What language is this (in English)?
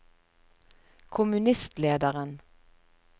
Norwegian